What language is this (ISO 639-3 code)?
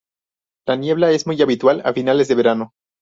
spa